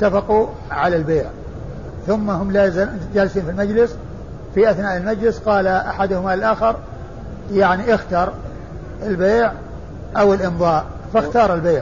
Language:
Arabic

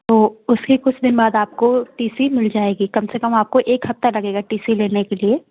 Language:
Hindi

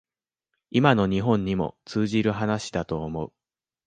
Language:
Japanese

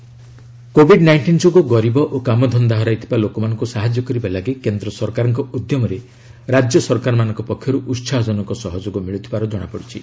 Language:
Odia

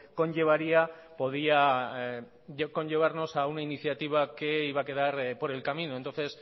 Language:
Spanish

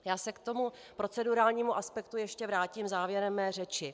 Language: Czech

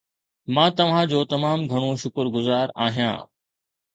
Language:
Sindhi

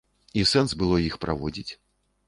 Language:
Belarusian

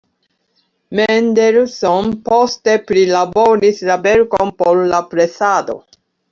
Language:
Esperanto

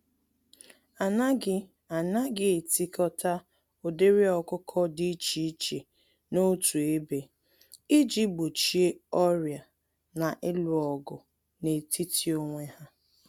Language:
Igbo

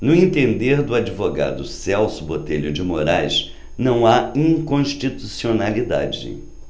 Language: Portuguese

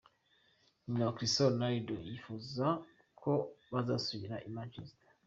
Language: Kinyarwanda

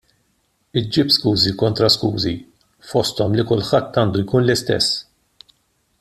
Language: Maltese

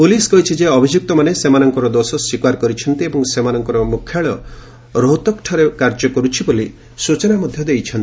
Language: Odia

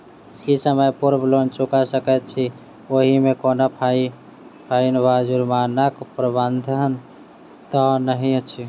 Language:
Maithili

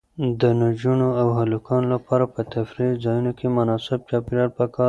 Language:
Pashto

